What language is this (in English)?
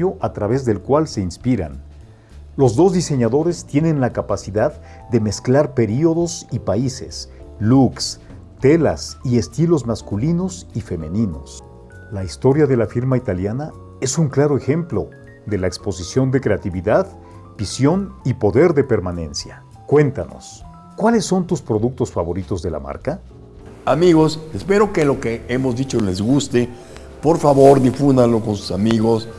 Spanish